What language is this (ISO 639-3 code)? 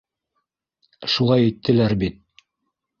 bak